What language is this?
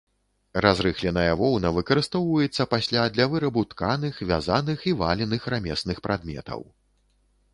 Belarusian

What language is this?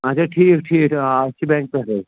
Kashmiri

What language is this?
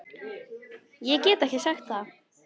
Icelandic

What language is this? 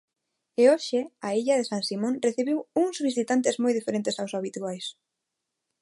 Galician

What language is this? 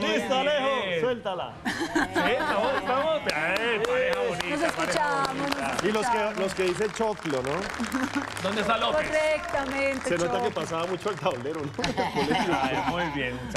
Spanish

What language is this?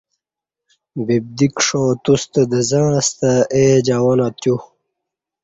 Kati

